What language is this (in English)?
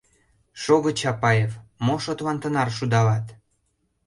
Mari